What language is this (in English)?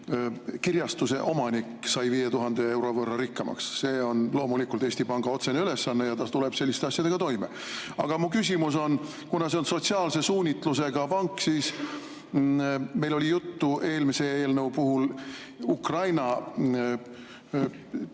Estonian